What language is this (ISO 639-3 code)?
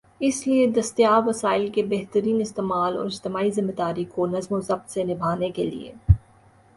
urd